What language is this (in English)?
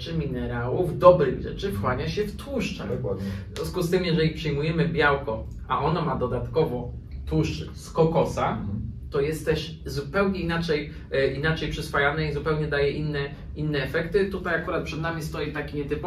Polish